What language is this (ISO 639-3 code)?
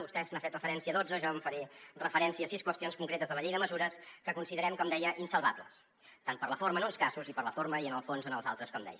cat